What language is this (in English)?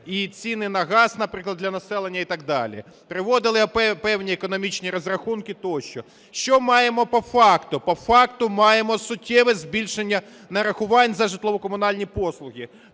Ukrainian